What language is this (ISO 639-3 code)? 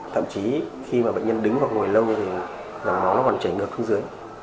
vie